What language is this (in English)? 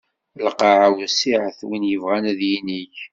Kabyle